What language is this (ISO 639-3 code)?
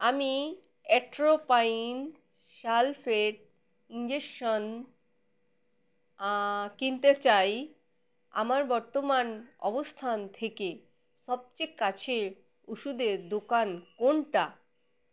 ben